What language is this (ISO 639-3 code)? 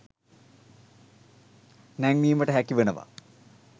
sin